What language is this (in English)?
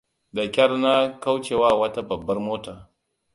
Hausa